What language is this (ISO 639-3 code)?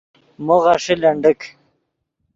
ydg